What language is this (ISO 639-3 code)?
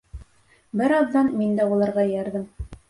bak